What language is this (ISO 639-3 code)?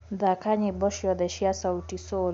kik